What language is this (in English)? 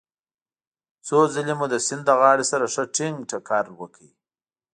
Pashto